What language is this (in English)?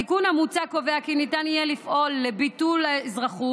Hebrew